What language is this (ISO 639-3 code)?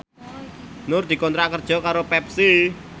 jav